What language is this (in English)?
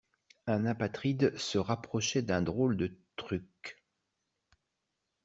French